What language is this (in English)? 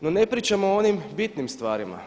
Croatian